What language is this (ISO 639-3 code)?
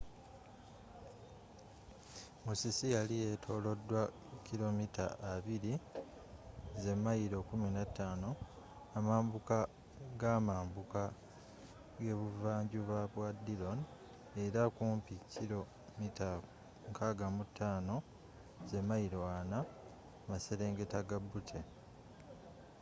lug